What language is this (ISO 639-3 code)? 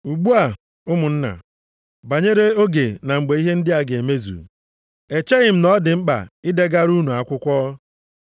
ibo